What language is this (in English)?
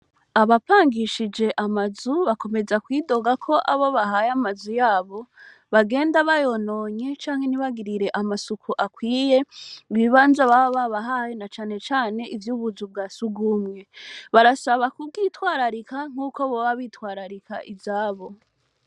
Rundi